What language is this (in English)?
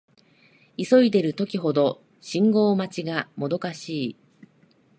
Japanese